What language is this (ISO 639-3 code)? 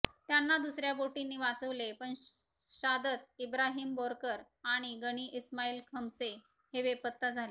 mar